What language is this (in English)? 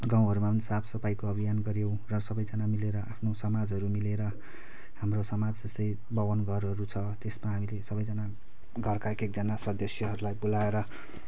Nepali